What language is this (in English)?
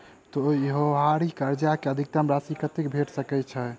Maithili